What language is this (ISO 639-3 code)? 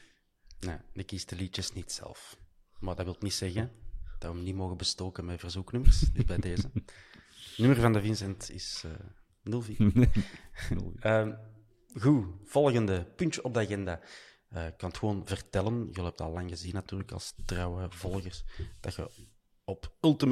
nld